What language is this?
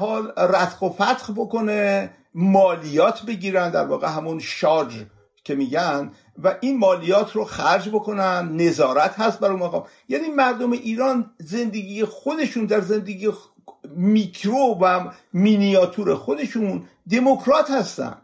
Persian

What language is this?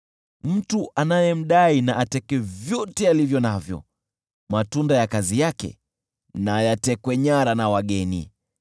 Swahili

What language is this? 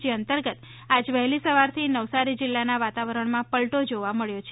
Gujarati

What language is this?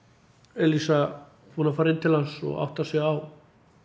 Icelandic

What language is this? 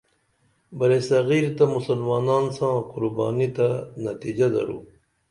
Dameli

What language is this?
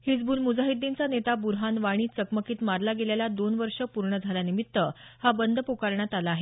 Marathi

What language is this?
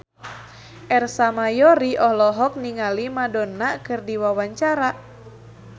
Sundanese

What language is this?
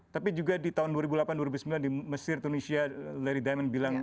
Indonesian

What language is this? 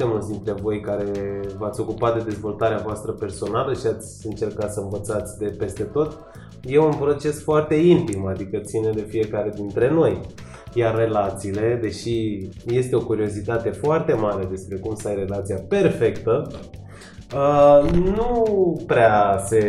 Romanian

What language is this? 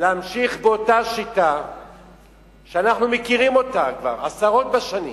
Hebrew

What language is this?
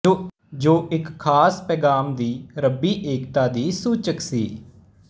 Punjabi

